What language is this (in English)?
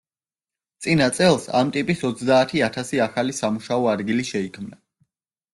Georgian